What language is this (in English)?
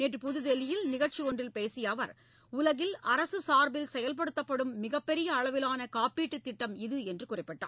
Tamil